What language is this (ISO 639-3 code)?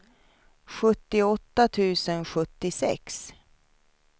swe